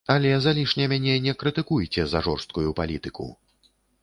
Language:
Belarusian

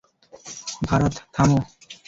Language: Bangla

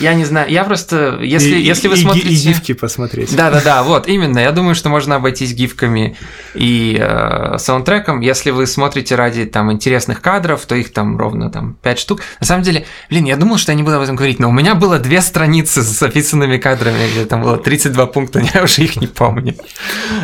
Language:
Russian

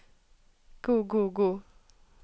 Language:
Norwegian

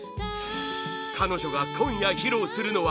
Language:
Japanese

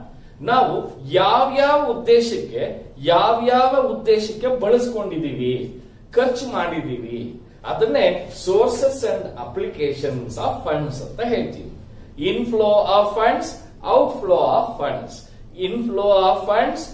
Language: Korean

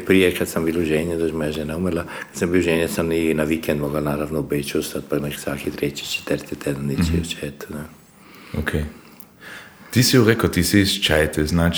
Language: Croatian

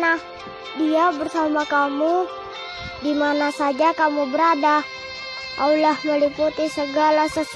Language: Indonesian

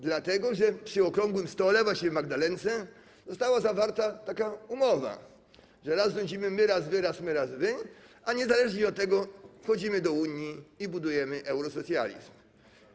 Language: Polish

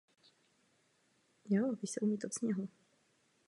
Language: Czech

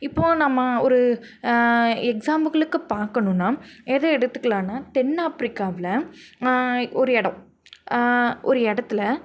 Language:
Tamil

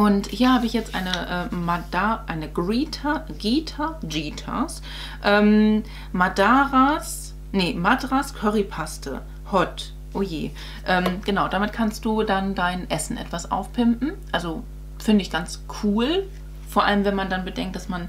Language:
German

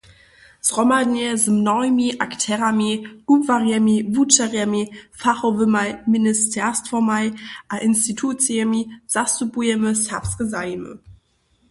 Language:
Upper Sorbian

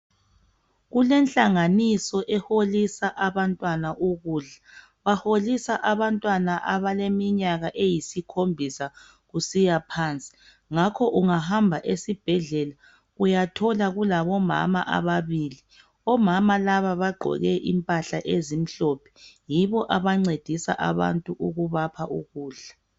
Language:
North Ndebele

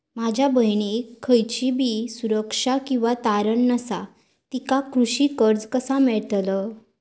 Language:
Marathi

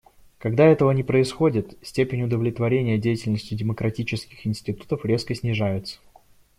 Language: Russian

